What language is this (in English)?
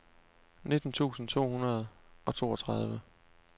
Danish